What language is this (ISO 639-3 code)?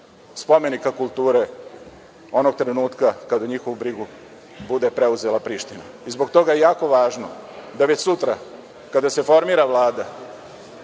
srp